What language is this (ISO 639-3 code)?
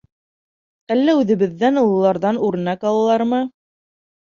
bak